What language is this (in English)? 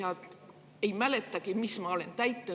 Estonian